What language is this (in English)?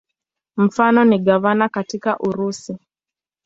Swahili